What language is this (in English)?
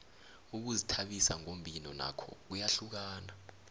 South Ndebele